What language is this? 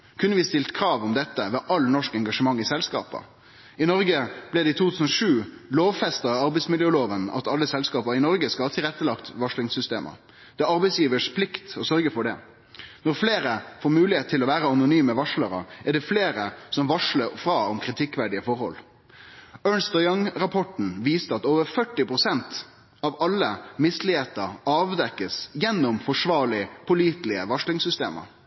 Norwegian Nynorsk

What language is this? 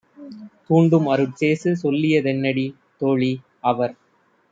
Tamil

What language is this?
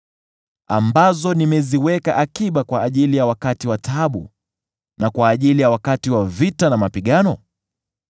Swahili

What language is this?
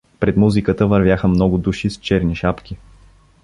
Bulgarian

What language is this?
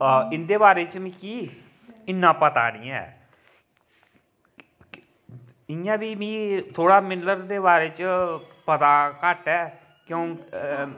Dogri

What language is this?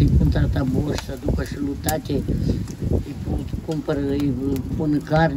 Romanian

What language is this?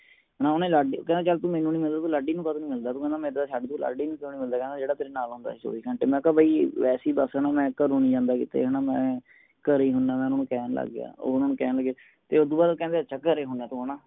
Punjabi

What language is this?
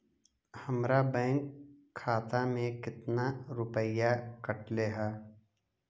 Magahi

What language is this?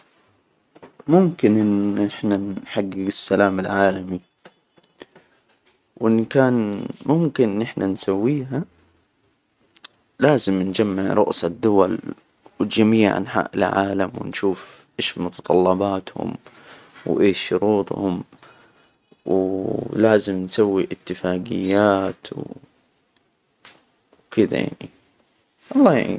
Hijazi Arabic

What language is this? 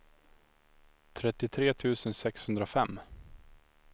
Swedish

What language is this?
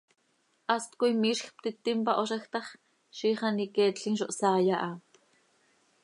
Seri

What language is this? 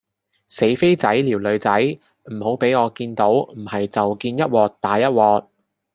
Cantonese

